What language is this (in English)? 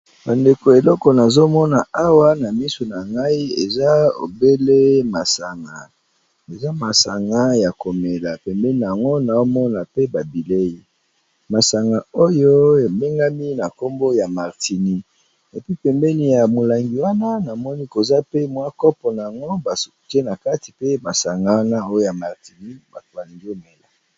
Lingala